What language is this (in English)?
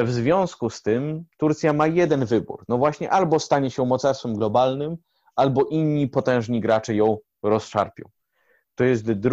Polish